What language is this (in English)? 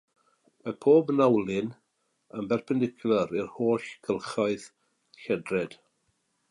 Welsh